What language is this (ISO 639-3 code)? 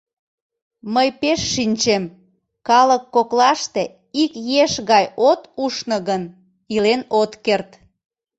chm